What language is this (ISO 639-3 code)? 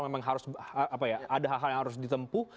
ind